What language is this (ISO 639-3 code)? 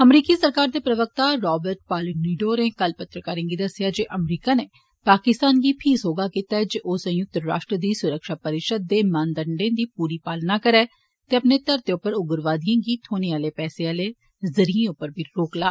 doi